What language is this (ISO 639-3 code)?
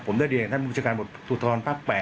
tha